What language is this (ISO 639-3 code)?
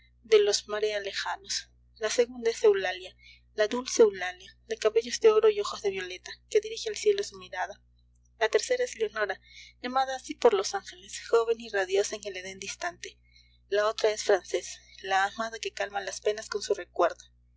spa